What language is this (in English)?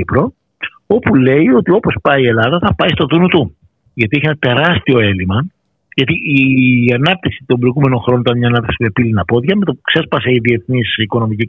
Greek